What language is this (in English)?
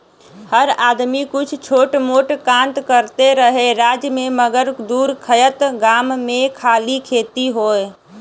Bhojpuri